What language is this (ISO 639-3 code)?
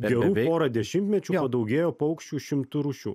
lit